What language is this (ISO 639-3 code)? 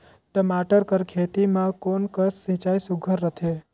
hne